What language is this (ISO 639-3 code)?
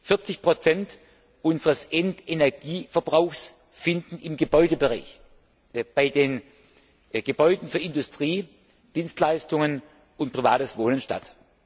deu